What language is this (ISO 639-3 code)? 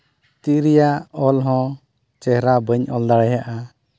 sat